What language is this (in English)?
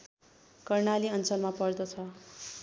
Nepali